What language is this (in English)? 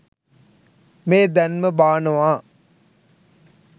Sinhala